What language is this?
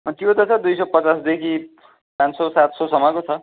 Nepali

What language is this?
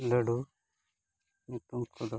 Santali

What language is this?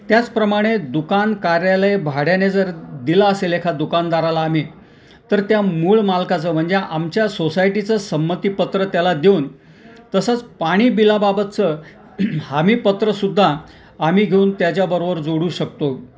Marathi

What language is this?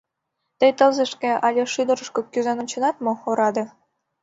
Mari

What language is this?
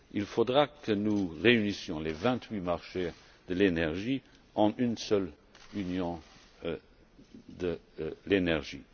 French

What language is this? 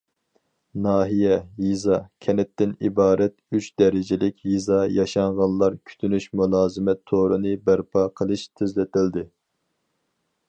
Uyghur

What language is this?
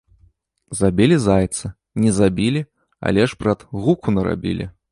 Belarusian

